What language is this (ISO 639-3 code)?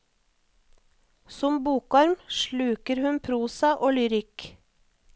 nor